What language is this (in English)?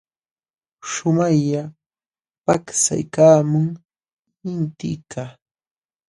Jauja Wanca Quechua